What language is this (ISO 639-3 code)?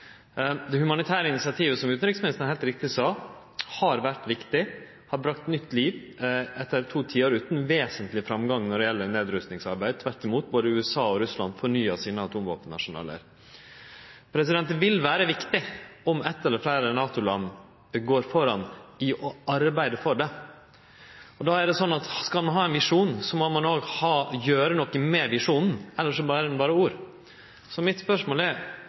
nno